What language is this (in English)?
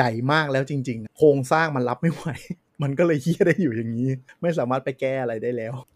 Thai